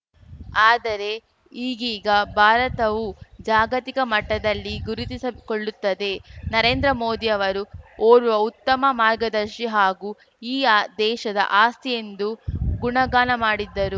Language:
Kannada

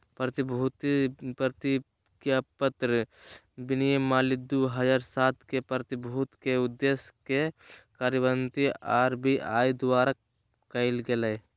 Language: Magahi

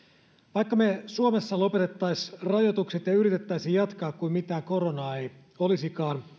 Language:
Finnish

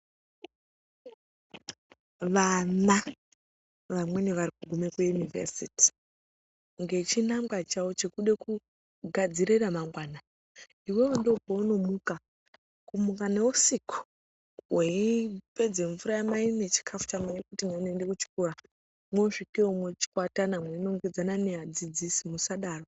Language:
Ndau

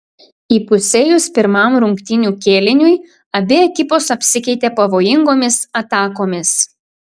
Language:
Lithuanian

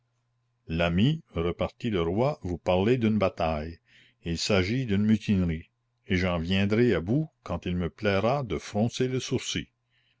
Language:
French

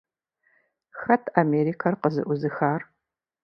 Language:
Kabardian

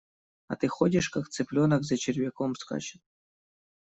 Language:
Russian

